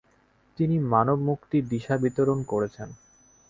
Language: Bangla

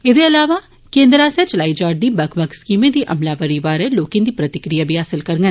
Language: Dogri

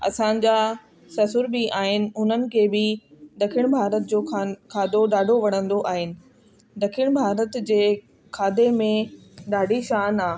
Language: Sindhi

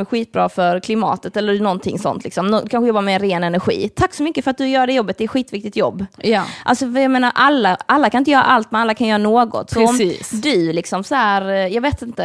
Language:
Swedish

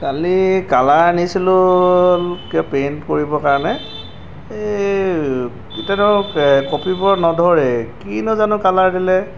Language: Assamese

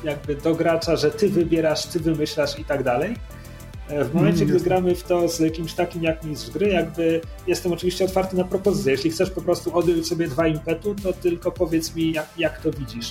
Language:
Polish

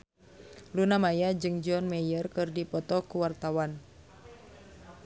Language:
Sundanese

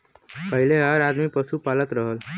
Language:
Bhojpuri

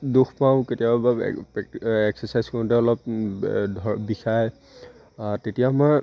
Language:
Assamese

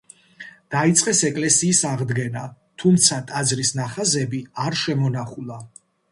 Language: Georgian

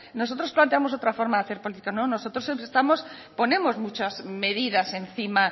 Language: Spanish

